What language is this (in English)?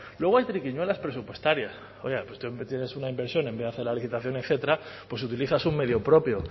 Spanish